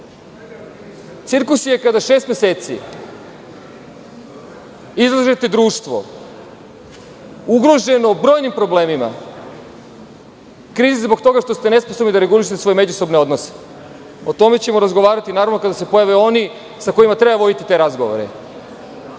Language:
Serbian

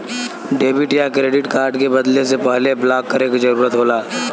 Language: Bhojpuri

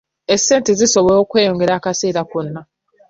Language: Ganda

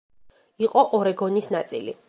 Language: Georgian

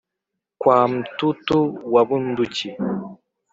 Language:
Kinyarwanda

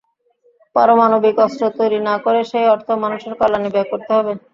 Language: Bangla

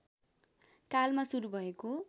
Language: Nepali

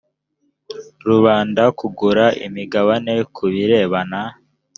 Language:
Kinyarwanda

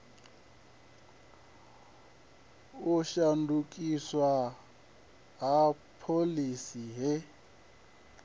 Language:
Venda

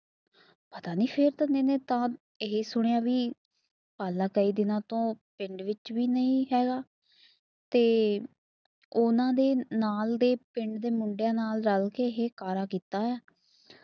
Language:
Punjabi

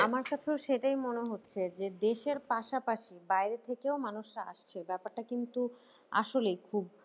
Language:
Bangla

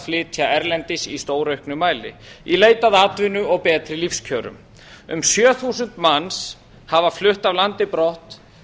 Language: Icelandic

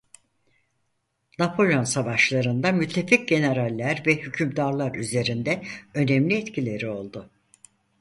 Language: Turkish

